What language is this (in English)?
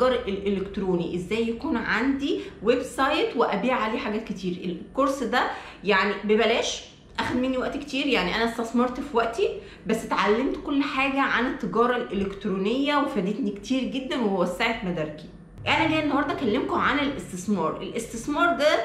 Arabic